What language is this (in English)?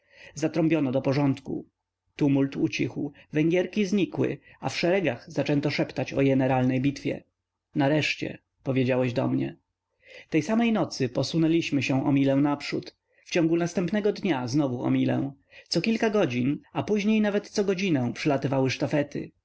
Polish